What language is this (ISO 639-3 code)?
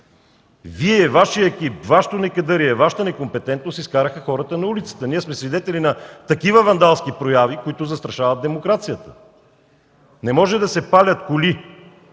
bul